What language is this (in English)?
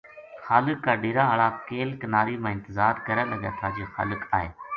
Gujari